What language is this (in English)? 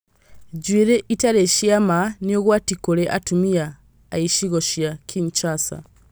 Kikuyu